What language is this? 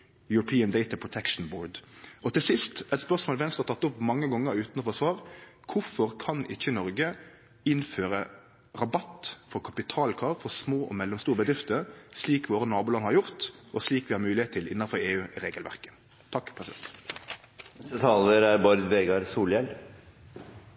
Norwegian Nynorsk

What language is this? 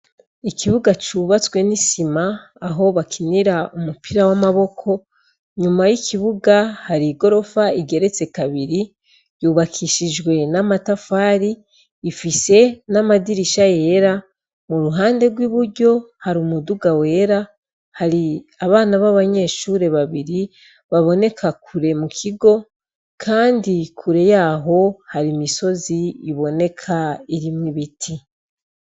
Rundi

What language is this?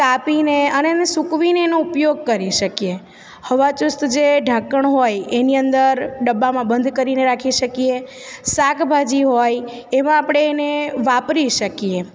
Gujarati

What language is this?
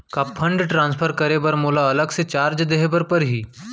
Chhattisgarhi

